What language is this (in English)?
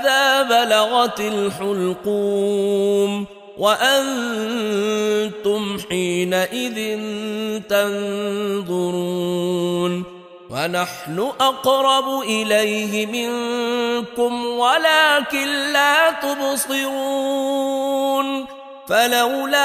Arabic